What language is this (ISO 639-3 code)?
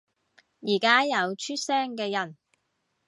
yue